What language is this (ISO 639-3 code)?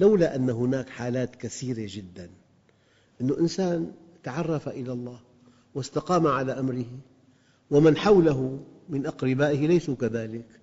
ara